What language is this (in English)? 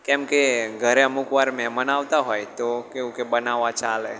Gujarati